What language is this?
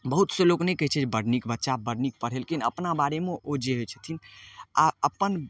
Maithili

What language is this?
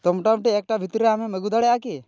Santali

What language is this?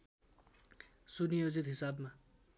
Nepali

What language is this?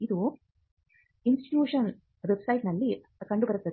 Kannada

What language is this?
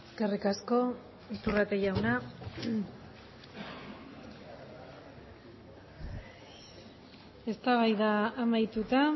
Basque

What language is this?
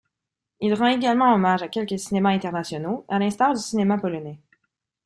French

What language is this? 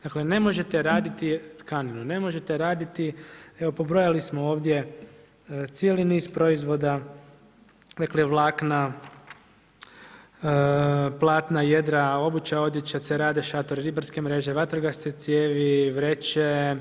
Croatian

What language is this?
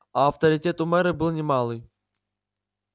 Russian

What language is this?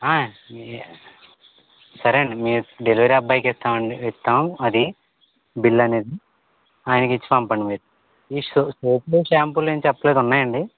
Telugu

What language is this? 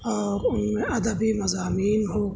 Urdu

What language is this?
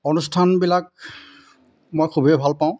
Assamese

